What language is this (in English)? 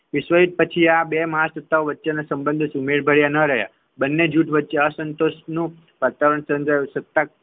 Gujarati